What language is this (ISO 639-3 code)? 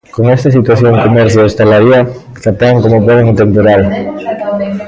glg